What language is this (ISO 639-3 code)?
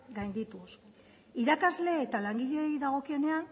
eus